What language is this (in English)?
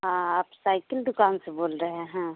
Hindi